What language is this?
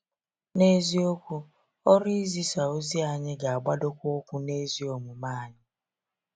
Igbo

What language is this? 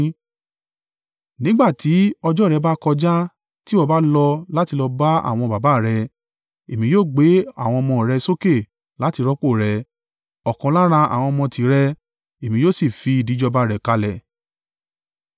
Yoruba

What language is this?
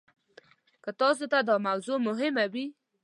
Pashto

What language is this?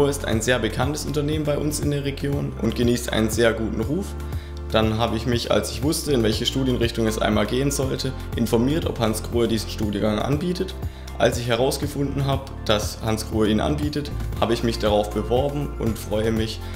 German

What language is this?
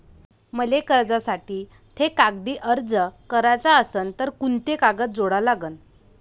Marathi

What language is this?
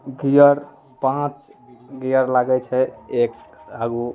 Maithili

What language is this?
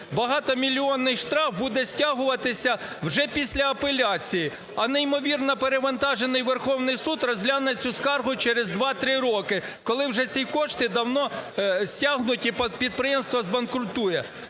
Ukrainian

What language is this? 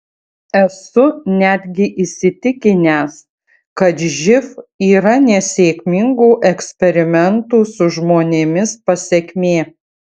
Lithuanian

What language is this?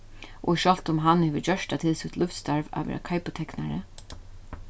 Faroese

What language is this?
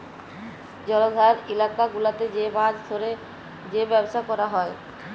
Bangla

